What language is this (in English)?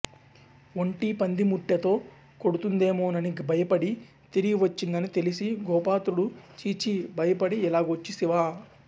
Telugu